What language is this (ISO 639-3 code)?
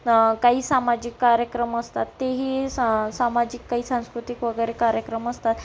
mar